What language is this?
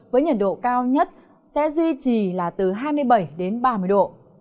Vietnamese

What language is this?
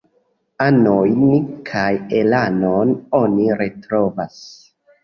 Esperanto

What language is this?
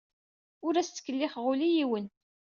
Kabyle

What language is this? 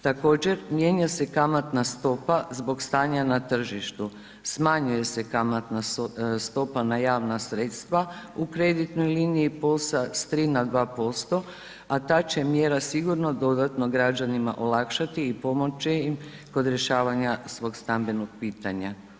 Croatian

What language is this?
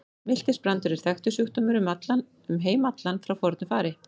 Icelandic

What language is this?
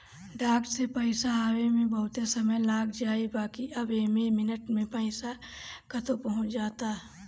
Bhojpuri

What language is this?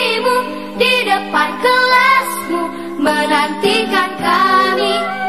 Indonesian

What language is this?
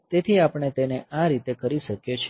Gujarati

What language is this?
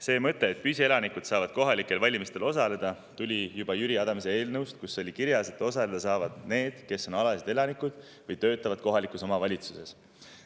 Estonian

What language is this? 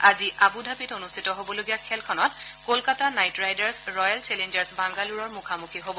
Assamese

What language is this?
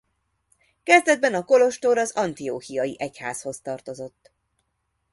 Hungarian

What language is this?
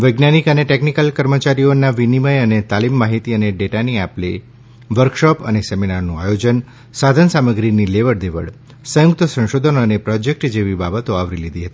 Gujarati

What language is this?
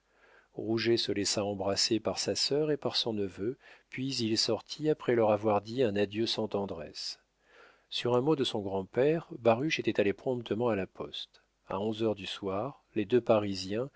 French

